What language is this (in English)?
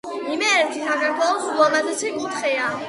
Georgian